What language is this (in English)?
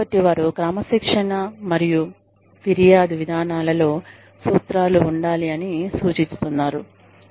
Telugu